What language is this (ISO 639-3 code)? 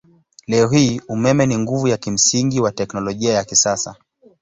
swa